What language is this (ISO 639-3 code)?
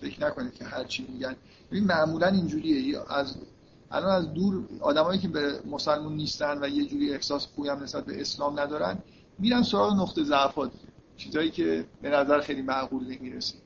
fas